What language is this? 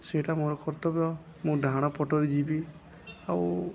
Odia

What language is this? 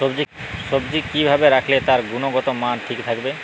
Bangla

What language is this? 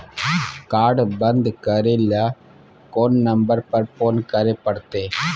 Maithili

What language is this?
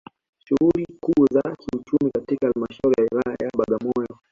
Swahili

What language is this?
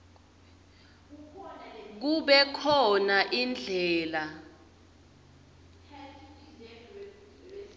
Swati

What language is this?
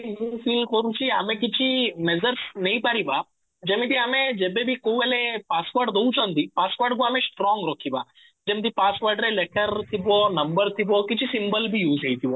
Odia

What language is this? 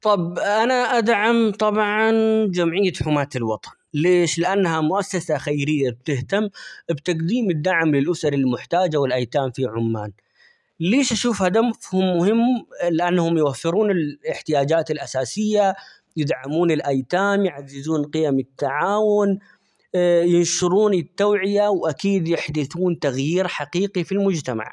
Omani Arabic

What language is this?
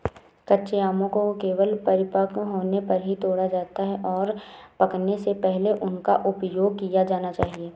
Hindi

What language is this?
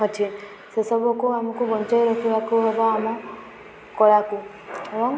Odia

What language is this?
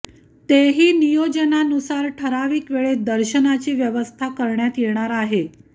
Marathi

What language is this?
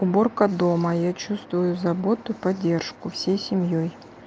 Russian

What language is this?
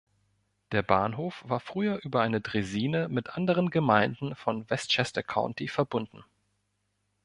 German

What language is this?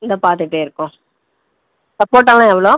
Tamil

